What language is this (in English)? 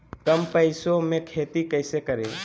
Magahi